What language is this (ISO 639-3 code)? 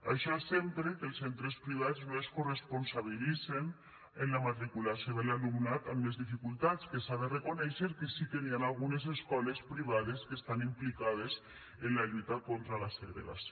cat